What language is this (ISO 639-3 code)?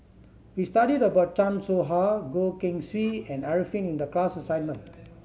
eng